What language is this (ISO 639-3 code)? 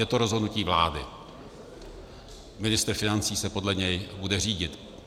ces